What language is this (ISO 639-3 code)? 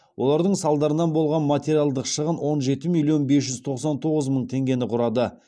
kaz